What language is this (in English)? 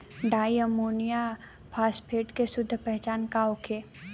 Bhojpuri